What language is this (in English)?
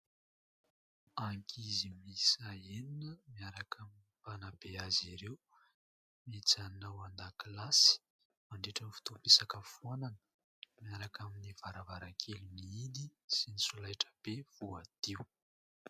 Malagasy